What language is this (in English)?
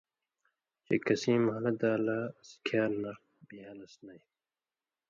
Indus Kohistani